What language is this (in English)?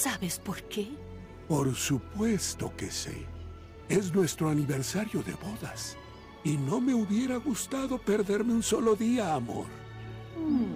Spanish